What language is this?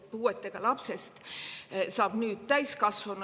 Estonian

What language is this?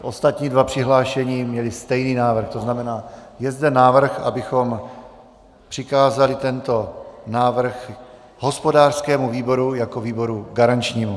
Czech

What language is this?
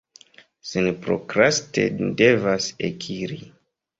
Esperanto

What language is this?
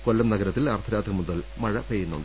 Malayalam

